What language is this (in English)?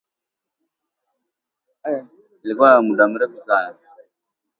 Swahili